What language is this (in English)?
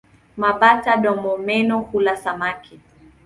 Swahili